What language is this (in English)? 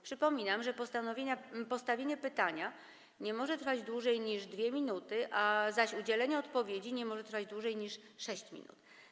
Polish